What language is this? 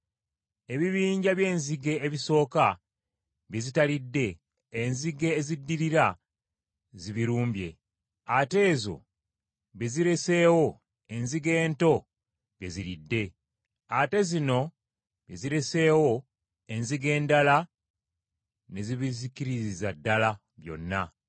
Ganda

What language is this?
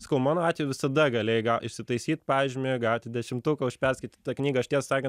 Lithuanian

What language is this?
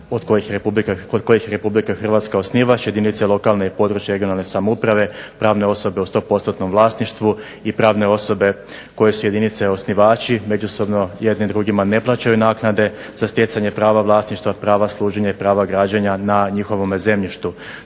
Croatian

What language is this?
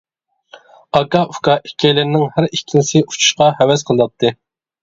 Uyghur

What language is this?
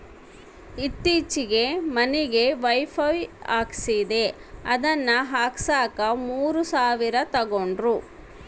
Kannada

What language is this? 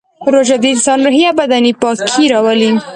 Pashto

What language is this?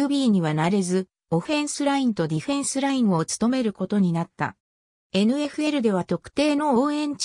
Japanese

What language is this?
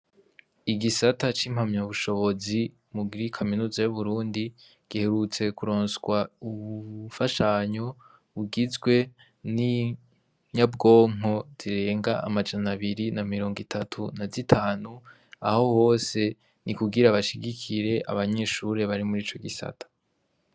Rundi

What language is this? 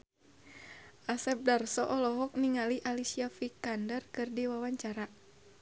Sundanese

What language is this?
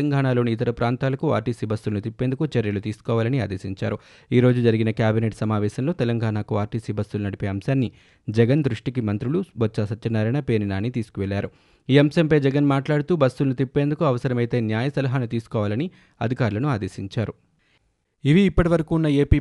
Telugu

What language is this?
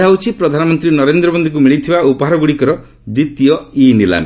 Odia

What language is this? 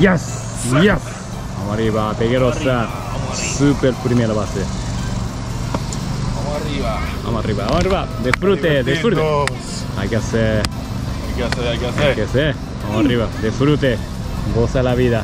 Spanish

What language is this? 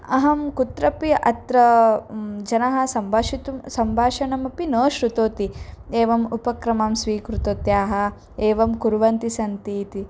Sanskrit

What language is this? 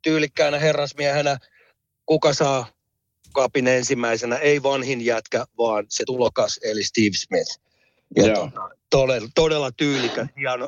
Finnish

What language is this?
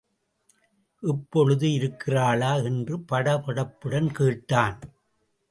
Tamil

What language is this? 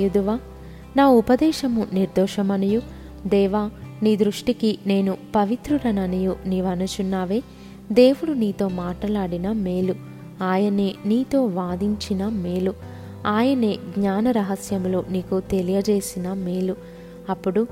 Telugu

